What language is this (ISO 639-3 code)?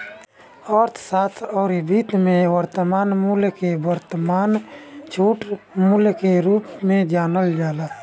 bho